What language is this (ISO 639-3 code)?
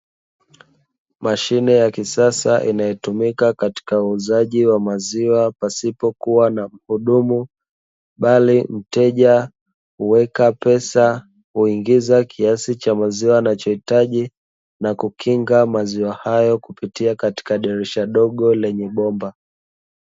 swa